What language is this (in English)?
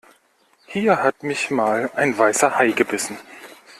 German